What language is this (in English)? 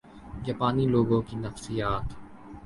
Urdu